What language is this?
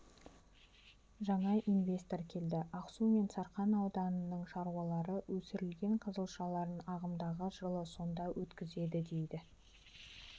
Kazakh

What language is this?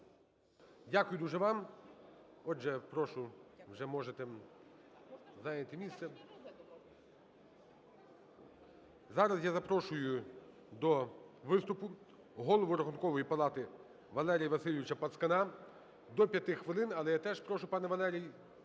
Ukrainian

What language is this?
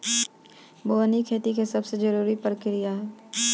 Bhojpuri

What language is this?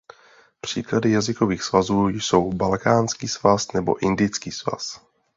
Czech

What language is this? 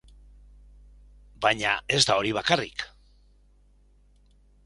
Basque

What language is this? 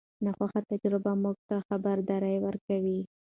Pashto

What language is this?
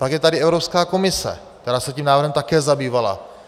Czech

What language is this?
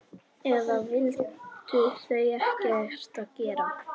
Icelandic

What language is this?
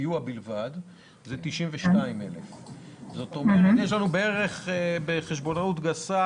Hebrew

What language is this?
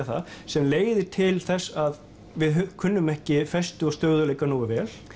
Icelandic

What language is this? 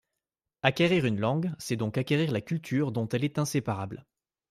French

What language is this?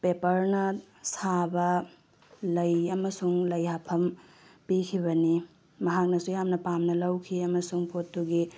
Manipuri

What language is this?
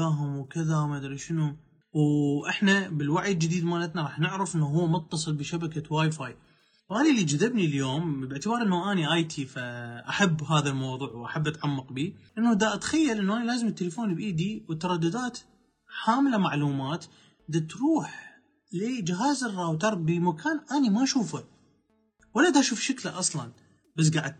Arabic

